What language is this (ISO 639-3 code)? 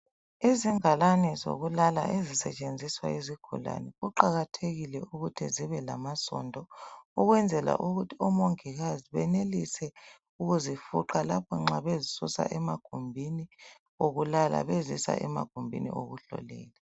nde